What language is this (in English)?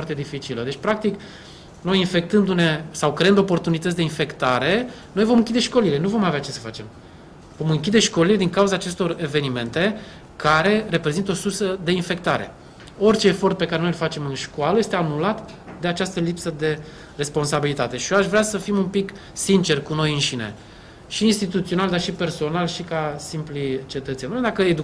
Romanian